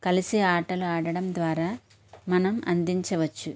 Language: Telugu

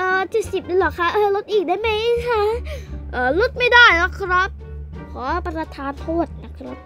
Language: Thai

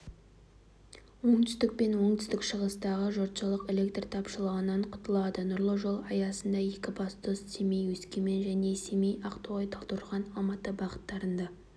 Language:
Kazakh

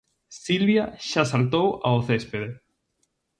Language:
Galician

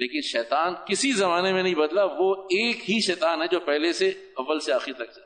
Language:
Urdu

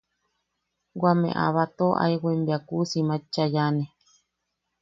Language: Yaqui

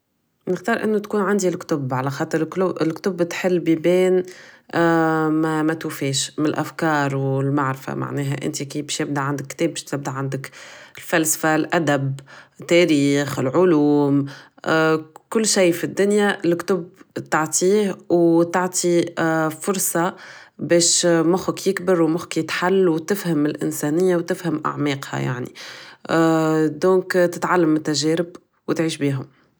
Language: Tunisian Arabic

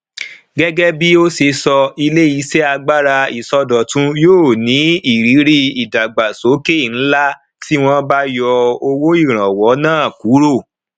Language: Yoruba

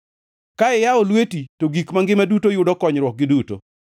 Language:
Luo (Kenya and Tanzania)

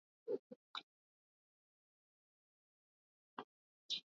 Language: Swahili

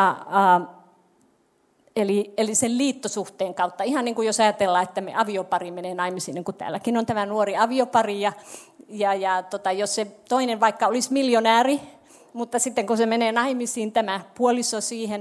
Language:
Finnish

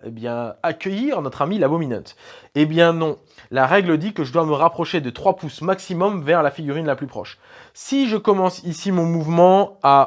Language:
French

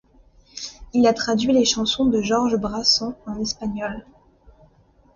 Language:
French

